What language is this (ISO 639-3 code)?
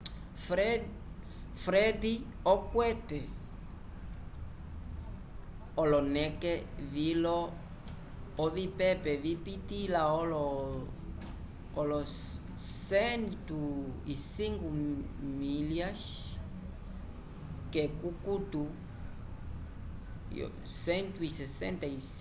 umb